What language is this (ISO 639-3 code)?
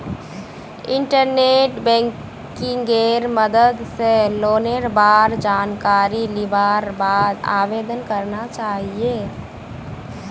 mag